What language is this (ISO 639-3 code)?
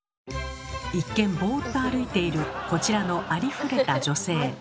jpn